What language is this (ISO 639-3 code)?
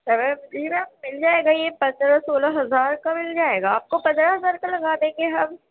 urd